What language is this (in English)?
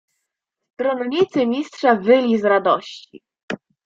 Polish